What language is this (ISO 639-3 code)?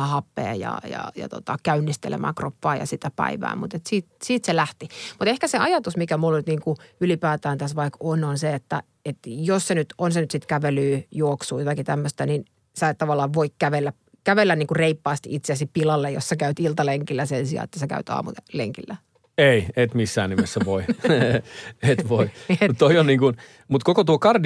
fin